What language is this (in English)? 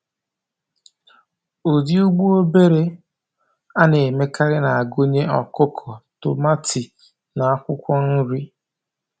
Igbo